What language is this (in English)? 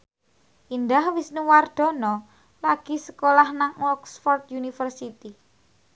Javanese